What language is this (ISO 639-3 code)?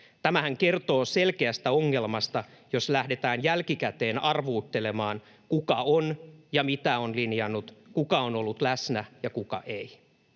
fin